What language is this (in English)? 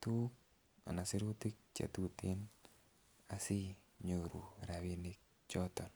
Kalenjin